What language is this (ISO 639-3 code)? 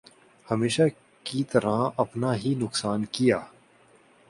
urd